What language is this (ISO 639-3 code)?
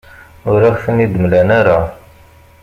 kab